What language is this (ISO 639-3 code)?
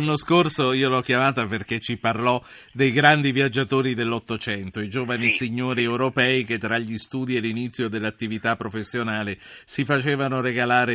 ita